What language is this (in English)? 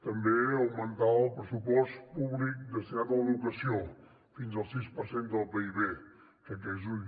Catalan